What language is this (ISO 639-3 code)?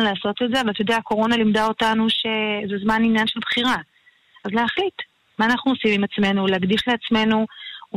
heb